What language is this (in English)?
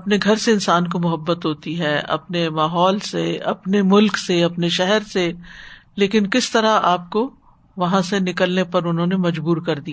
Urdu